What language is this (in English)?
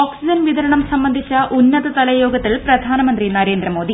Malayalam